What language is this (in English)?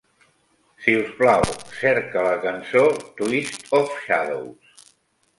Catalan